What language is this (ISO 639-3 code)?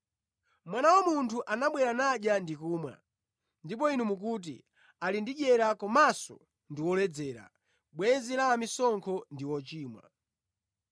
nya